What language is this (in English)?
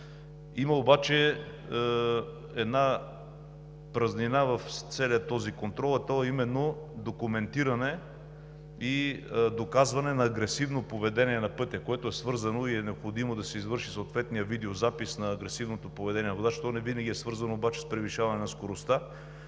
Bulgarian